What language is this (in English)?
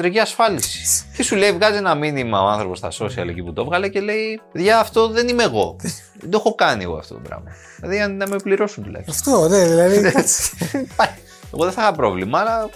Greek